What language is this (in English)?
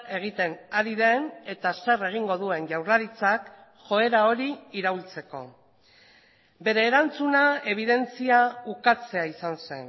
Basque